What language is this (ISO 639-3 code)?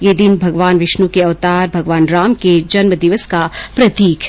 hin